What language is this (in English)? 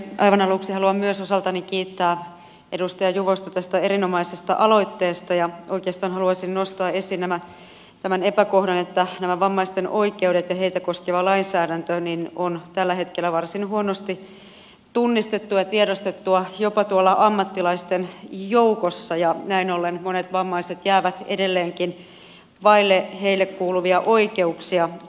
Finnish